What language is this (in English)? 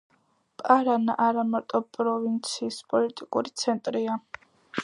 Georgian